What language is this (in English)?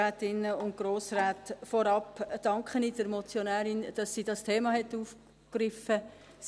Swiss German